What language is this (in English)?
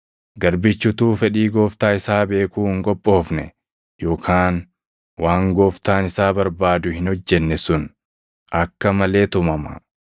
Oromo